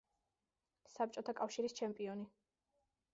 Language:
Georgian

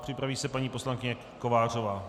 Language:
Czech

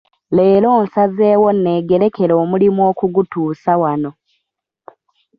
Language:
Ganda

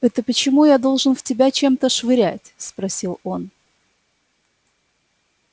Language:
Russian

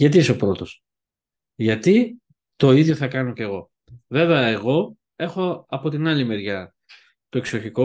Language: Greek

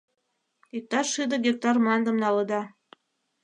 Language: Mari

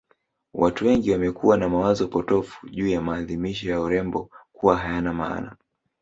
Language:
Swahili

